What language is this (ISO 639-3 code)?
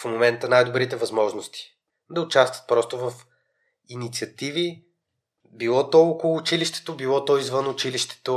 bul